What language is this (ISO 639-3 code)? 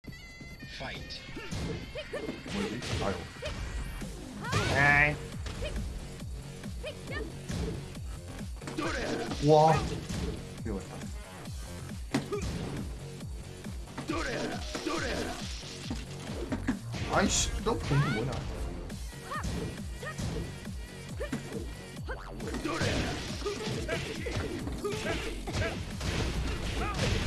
jpn